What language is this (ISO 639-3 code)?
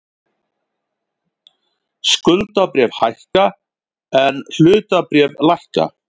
isl